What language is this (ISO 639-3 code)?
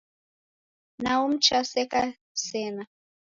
dav